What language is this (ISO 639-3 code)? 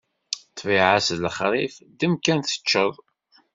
kab